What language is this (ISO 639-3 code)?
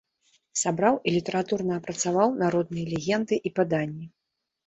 bel